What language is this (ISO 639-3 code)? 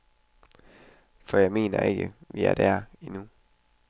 dan